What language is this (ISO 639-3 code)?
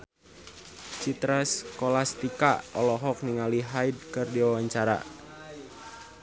sun